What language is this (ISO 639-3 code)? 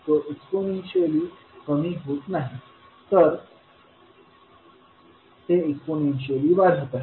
mar